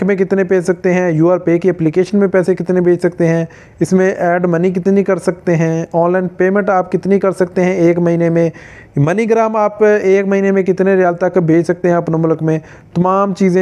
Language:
Hindi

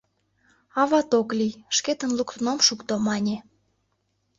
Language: Mari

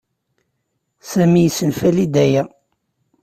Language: Kabyle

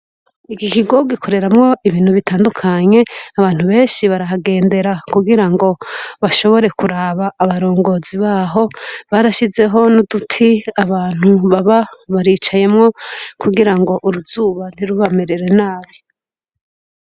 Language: Rundi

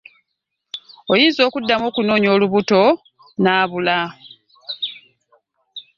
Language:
Ganda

